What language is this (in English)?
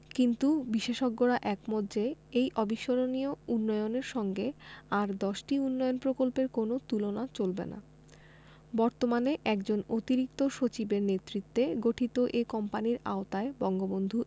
Bangla